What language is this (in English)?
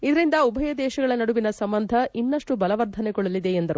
Kannada